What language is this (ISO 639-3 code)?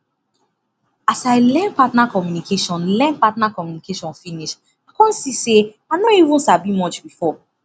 pcm